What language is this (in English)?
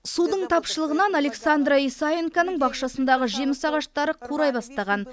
Kazakh